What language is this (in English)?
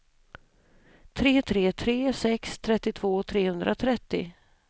Swedish